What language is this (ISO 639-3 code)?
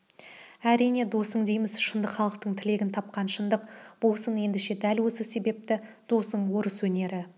kaz